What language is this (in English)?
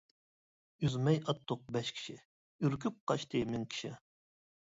Uyghur